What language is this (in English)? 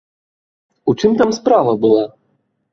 Belarusian